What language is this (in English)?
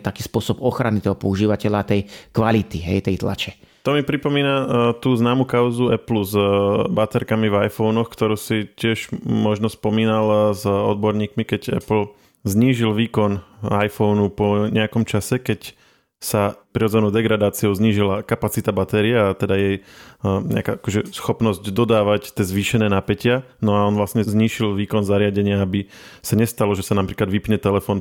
Slovak